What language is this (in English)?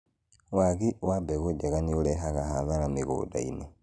Kikuyu